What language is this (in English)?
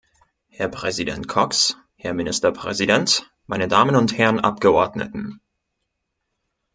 German